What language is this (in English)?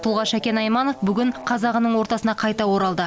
Kazakh